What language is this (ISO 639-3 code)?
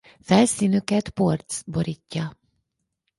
hun